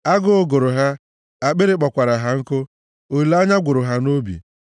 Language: Igbo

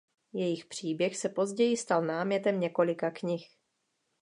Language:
Czech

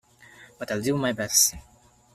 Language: English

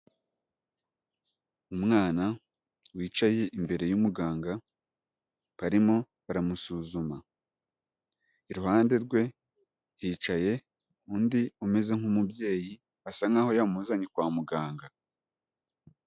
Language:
Kinyarwanda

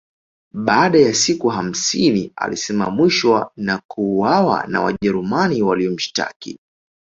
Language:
Swahili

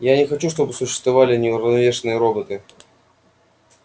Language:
Russian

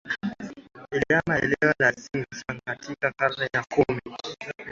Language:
Swahili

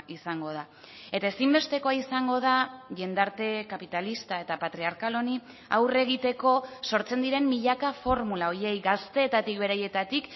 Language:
Basque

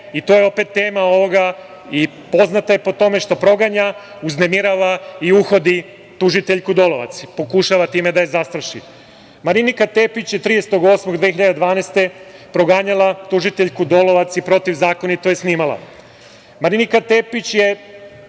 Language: Serbian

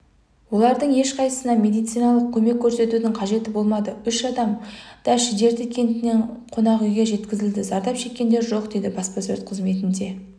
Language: Kazakh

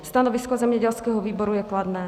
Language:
Czech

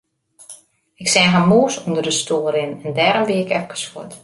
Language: Western Frisian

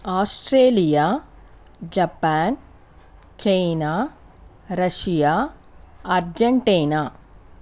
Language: Telugu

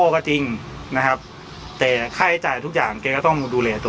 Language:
Thai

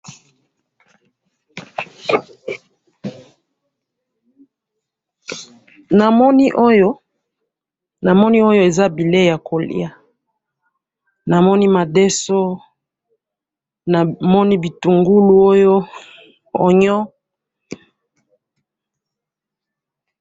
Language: Lingala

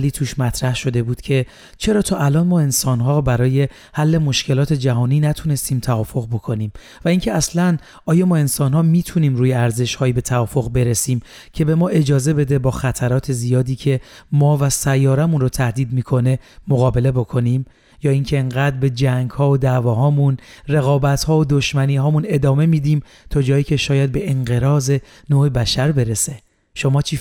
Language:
Persian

